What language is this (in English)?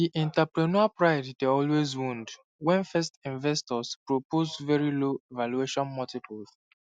Nigerian Pidgin